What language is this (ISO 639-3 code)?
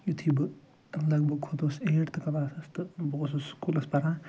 kas